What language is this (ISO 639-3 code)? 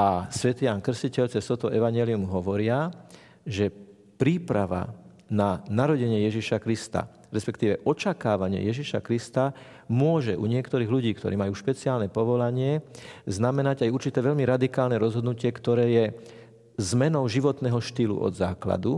slk